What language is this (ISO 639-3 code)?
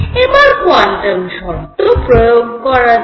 ben